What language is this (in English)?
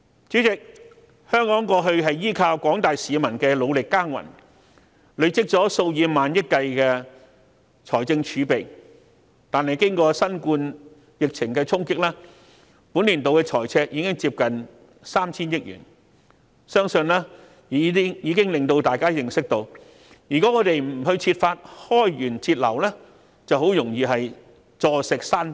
Cantonese